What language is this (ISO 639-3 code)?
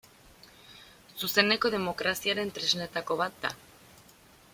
eus